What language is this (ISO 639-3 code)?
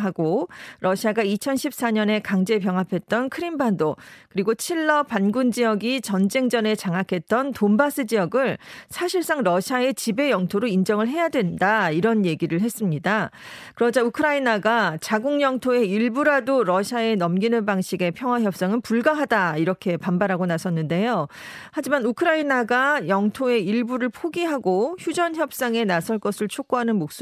kor